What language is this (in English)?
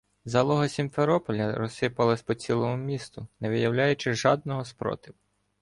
Ukrainian